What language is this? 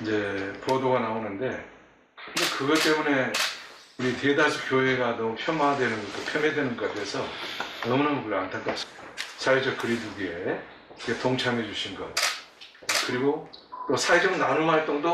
Korean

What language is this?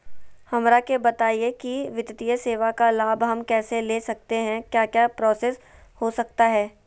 Magahi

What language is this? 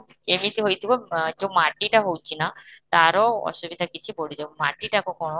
Odia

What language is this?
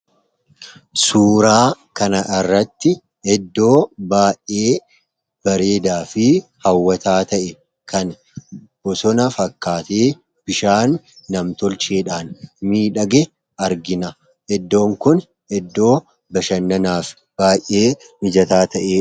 Oromo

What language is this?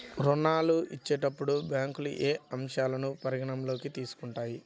Telugu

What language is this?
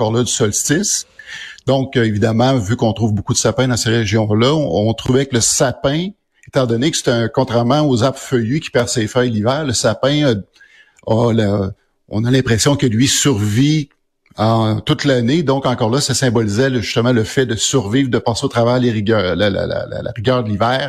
French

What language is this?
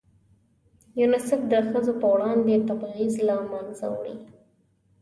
Pashto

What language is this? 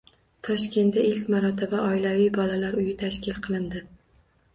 Uzbek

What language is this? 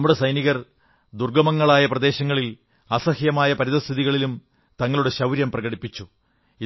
Malayalam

